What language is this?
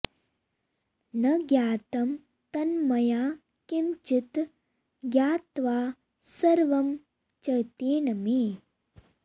Sanskrit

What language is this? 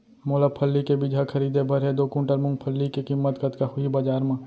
Chhattisgarhi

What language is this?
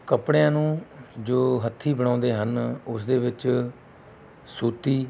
Punjabi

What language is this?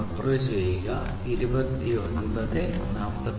Malayalam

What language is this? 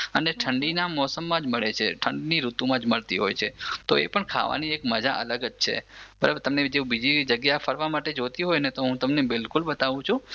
Gujarati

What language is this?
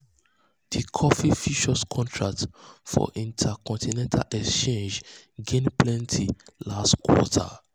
Nigerian Pidgin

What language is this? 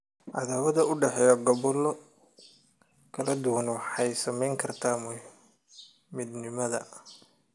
Somali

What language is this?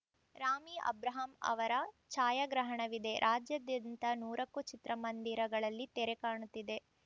Kannada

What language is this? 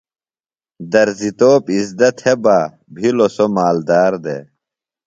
Phalura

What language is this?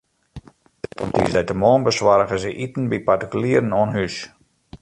Western Frisian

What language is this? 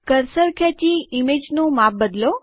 Gujarati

